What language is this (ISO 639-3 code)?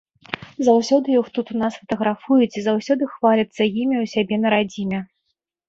bel